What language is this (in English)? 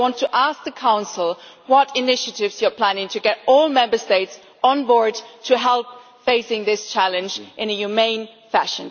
English